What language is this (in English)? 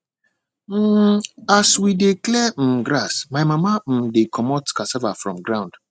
Nigerian Pidgin